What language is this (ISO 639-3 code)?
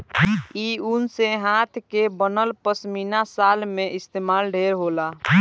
bho